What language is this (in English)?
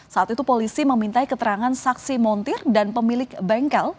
Indonesian